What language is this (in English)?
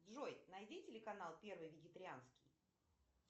Russian